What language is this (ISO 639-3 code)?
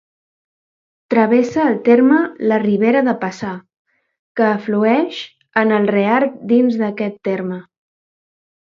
cat